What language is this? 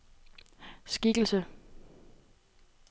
Danish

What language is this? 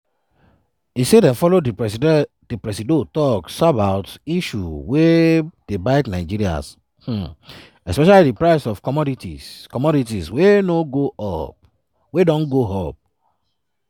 Nigerian Pidgin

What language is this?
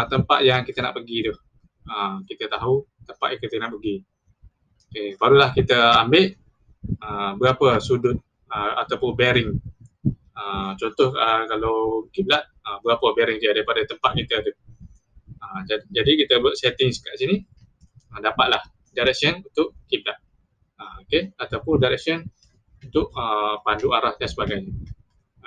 Malay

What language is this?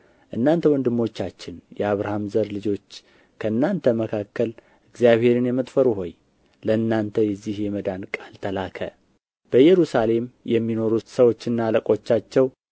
Amharic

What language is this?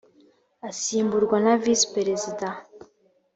Kinyarwanda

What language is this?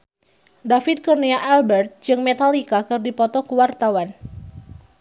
Sundanese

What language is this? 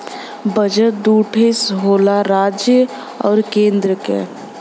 Bhojpuri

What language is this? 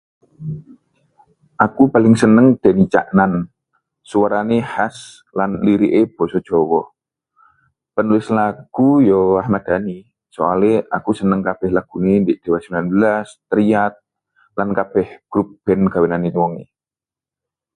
Javanese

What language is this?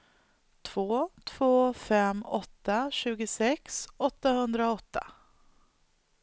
Swedish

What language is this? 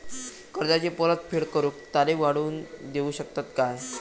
Marathi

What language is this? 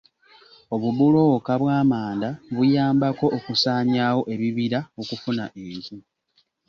Ganda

